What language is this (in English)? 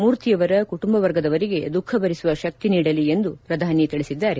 Kannada